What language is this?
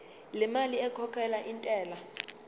Zulu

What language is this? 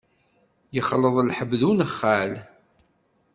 Kabyle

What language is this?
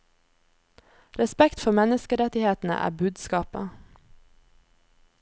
Norwegian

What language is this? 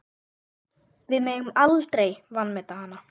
Icelandic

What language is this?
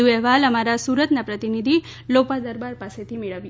Gujarati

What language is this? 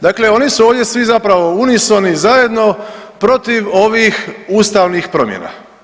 Croatian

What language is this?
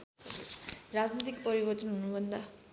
Nepali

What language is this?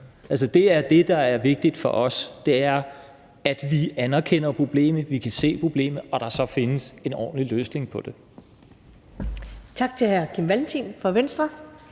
Danish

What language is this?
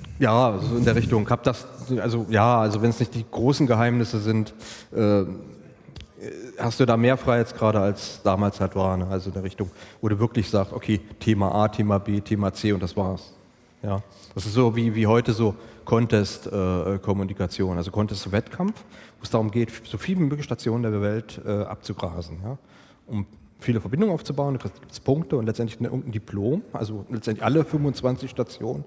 German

